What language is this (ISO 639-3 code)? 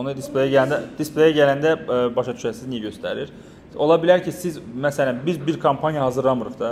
tur